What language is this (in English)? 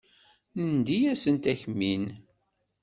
Kabyle